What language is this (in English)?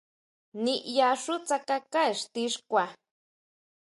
Huautla Mazatec